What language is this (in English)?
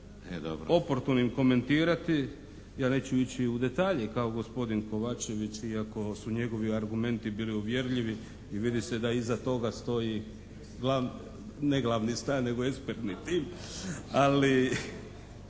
Croatian